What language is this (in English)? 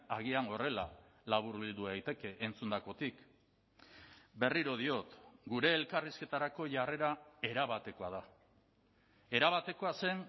Basque